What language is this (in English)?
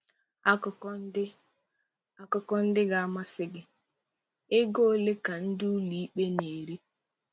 Igbo